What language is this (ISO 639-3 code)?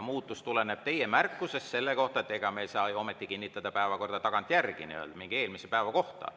est